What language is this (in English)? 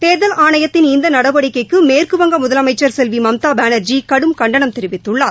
Tamil